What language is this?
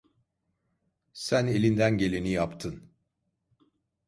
Turkish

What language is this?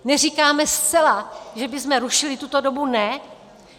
Czech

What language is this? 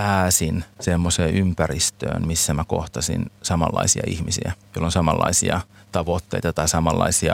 Finnish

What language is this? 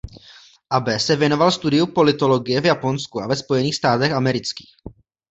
Czech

